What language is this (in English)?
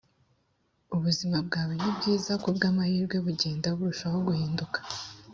Kinyarwanda